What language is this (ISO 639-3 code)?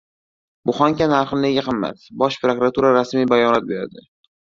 uzb